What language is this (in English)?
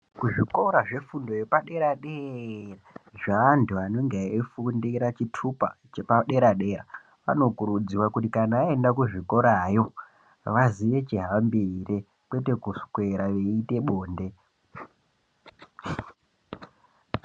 Ndau